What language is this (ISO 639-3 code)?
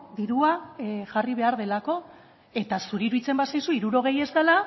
eus